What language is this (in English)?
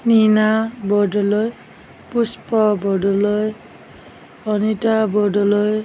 Assamese